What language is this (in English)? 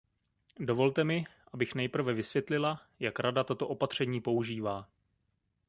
Czech